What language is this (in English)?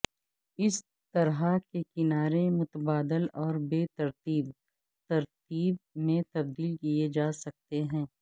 Urdu